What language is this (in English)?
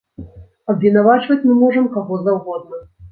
Belarusian